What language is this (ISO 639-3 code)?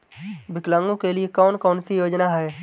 hin